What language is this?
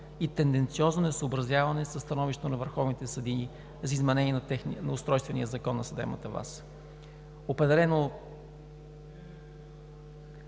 Bulgarian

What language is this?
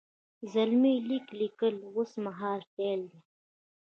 Pashto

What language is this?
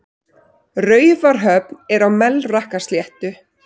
Icelandic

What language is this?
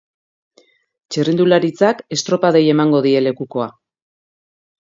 Basque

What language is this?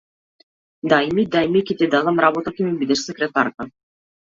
Macedonian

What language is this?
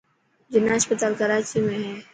Dhatki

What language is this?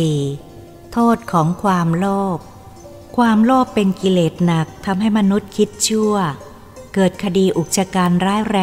Thai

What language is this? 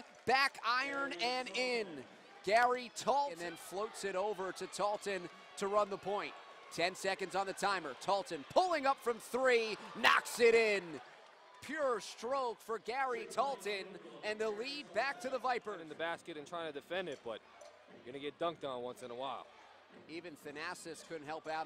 English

